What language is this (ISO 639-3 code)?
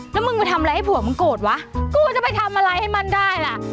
tha